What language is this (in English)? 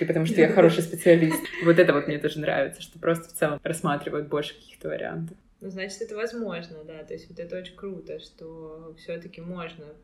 Russian